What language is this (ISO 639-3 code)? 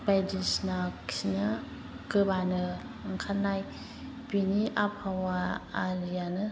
brx